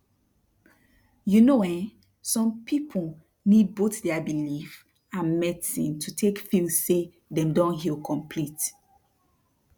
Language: Nigerian Pidgin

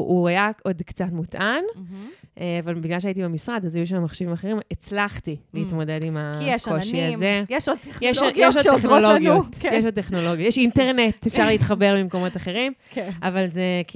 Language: Hebrew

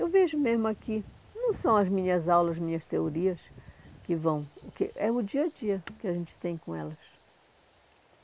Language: Portuguese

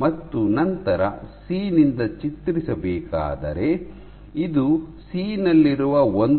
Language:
Kannada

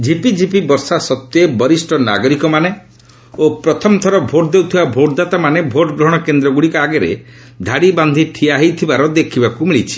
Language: Odia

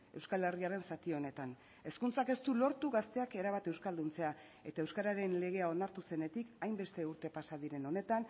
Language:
Basque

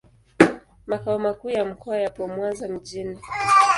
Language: Swahili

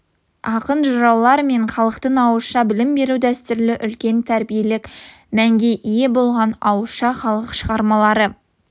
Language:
Kazakh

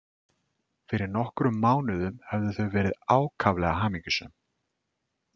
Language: Icelandic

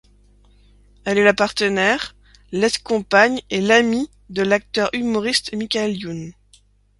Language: French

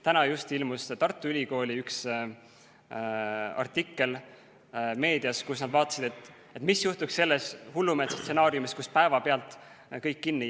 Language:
Estonian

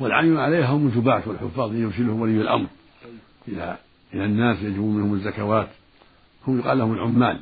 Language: Arabic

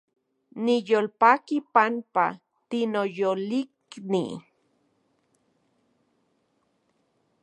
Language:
Central Puebla Nahuatl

